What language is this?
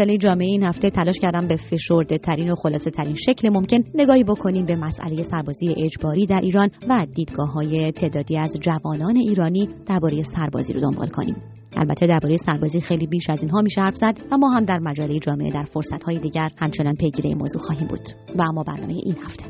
Persian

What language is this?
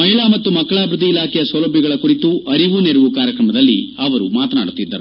Kannada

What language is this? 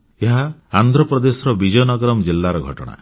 Odia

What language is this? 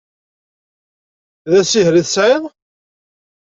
Kabyle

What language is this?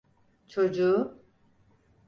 Turkish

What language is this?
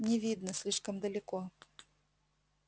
Russian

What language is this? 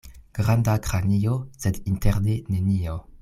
Esperanto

